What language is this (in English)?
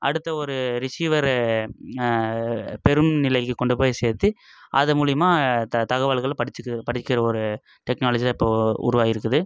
Tamil